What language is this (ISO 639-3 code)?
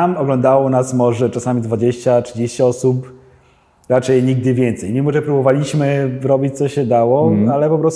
pol